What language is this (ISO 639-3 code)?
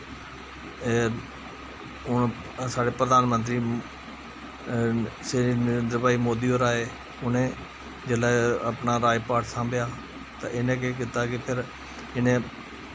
doi